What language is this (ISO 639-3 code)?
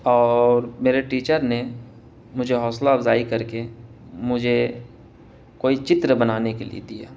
urd